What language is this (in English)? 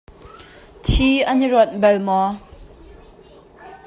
Hakha Chin